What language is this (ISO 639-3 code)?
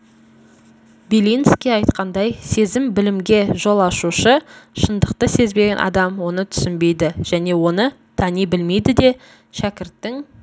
kaz